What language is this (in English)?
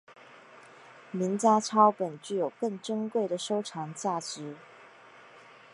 Chinese